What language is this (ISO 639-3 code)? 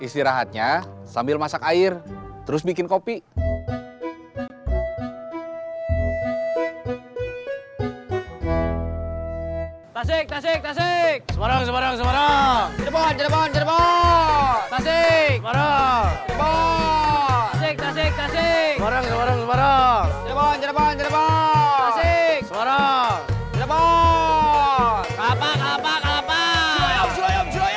ind